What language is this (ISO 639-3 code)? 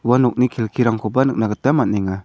grt